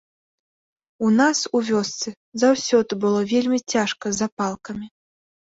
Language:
Belarusian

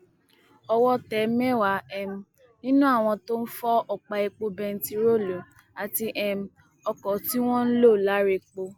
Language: Yoruba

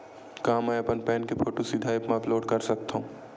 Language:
Chhattisgarhi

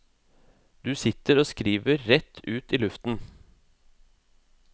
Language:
Norwegian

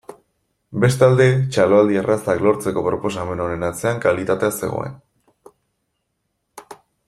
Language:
Basque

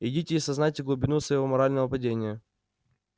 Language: Russian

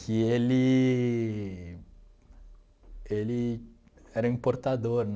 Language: Portuguese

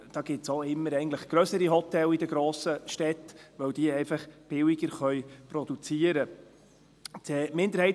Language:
Swiss German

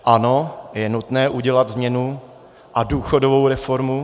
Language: Czech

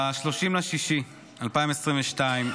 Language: Hebrew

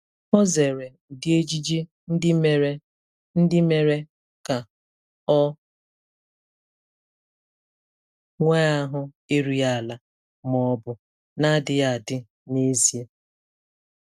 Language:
Igbo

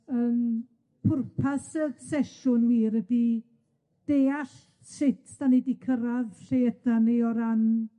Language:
Welsh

